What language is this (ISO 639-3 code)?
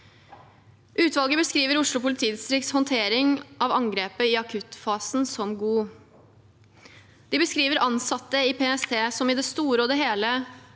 nor